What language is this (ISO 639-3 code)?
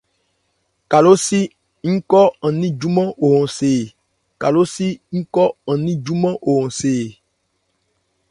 ebr